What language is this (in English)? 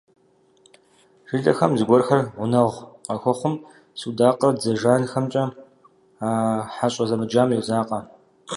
Kabardian